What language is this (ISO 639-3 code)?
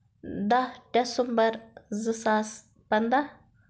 kas